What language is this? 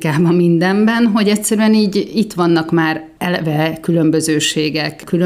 Hungarian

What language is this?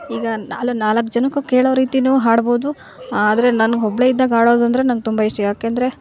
Kannada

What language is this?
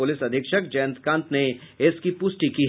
Hindi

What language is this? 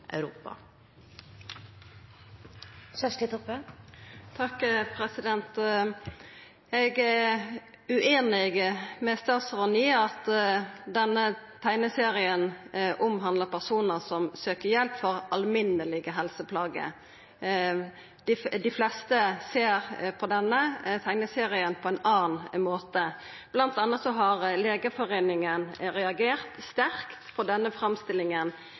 Norwegian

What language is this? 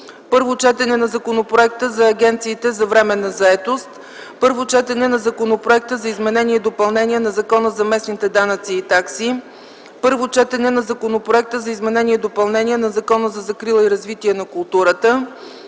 Bulgarian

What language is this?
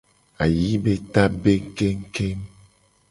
Gen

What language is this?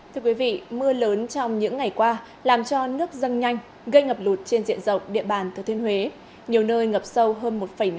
Vietnamese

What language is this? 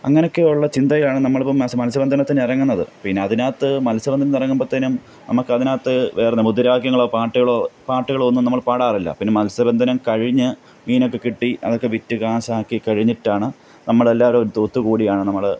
Malayalam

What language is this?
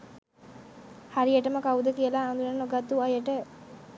Sinhala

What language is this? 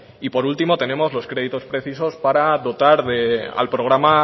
Spanish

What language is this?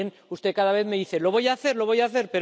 Spanish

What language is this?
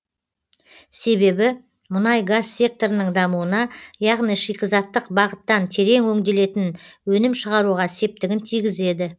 Kazakh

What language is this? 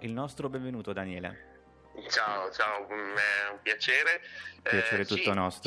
Italian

